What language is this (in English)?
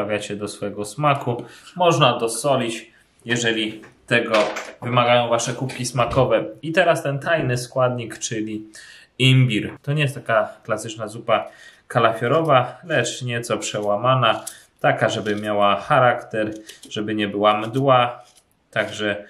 Polish